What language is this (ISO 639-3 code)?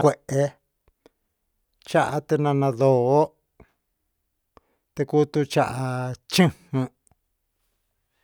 mxs